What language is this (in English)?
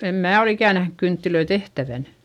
Finnish